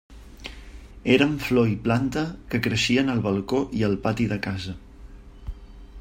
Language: Catalan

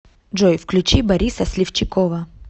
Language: Russian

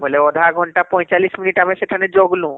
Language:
Odia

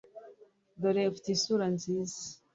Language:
Kinyarwanda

